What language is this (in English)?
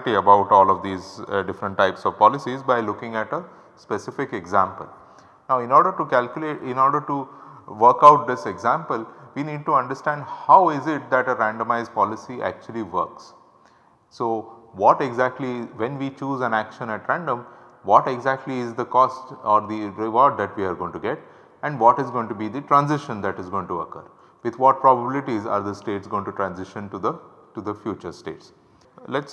English